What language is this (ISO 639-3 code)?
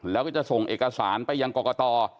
tha